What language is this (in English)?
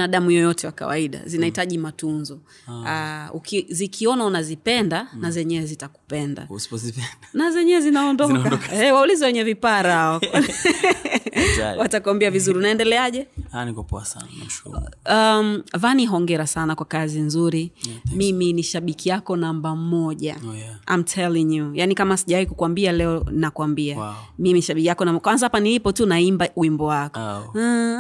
Swahili